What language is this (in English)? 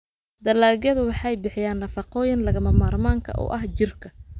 Somali